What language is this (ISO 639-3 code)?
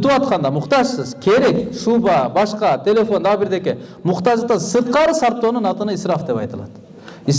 tur